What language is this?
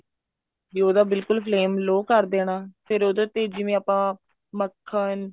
Punjabi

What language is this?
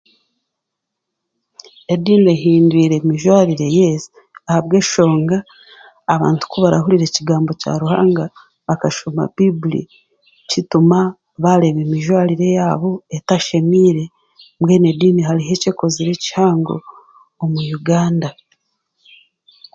Chiga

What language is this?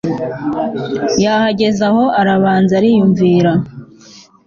Kinyarwanda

